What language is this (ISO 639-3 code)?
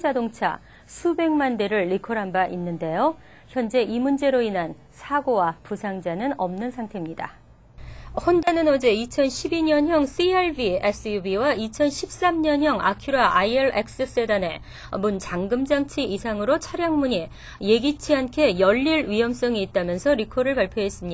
kor